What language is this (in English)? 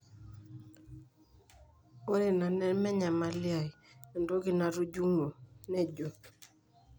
Masai